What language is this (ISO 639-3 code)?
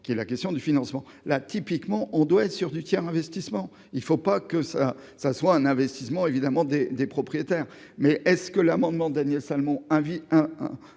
fra